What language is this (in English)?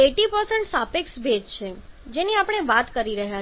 Gujarati